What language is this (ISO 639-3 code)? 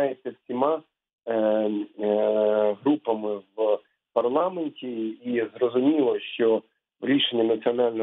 ukr